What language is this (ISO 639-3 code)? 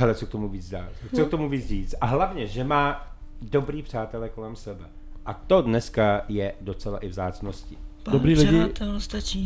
ces